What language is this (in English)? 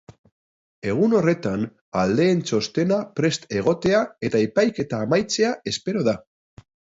Basque